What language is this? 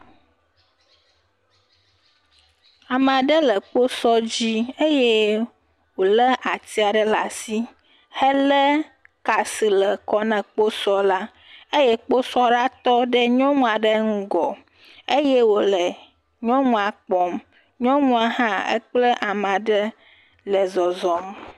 Ewe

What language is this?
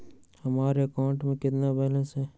Magahi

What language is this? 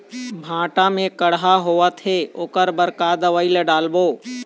Chhattisgarhi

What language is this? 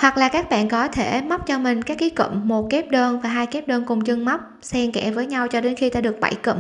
Vietnamese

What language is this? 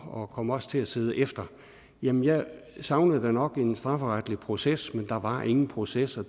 Danish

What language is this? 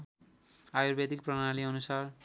Nepali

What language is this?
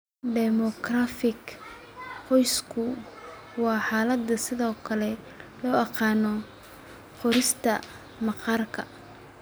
Somali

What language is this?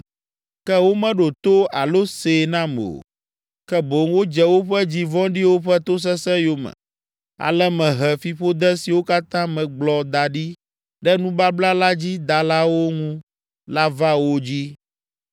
Ewe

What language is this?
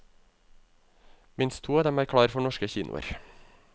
Norwegian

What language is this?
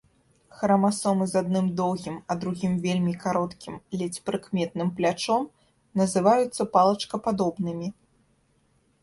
Belarusian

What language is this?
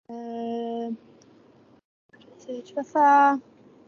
Welsh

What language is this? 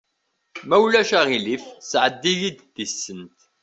Kabyle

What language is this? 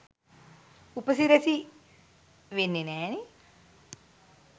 Sinhala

